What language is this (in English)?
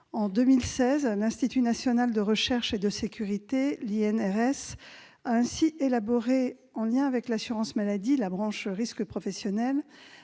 French